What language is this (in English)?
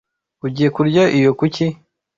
Kinyarwanda